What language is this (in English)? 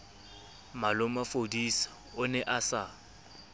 Southern Sotho